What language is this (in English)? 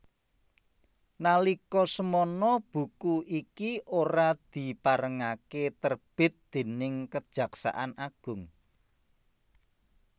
Javanese